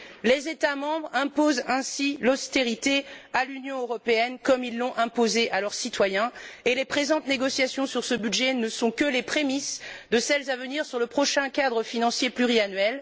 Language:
French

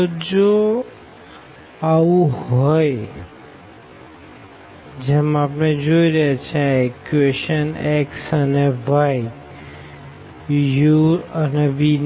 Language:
Gujarati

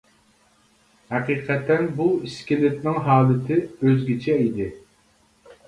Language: Uyghur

